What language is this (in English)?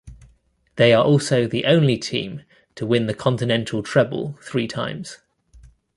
English